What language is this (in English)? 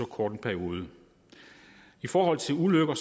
Danish